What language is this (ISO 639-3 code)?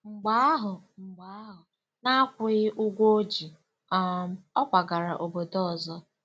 ibo